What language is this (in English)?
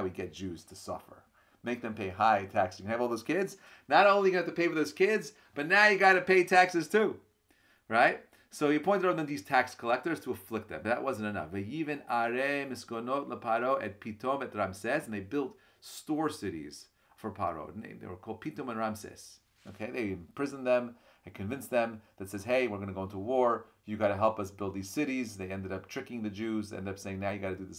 English